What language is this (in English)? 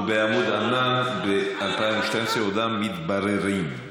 Hebrew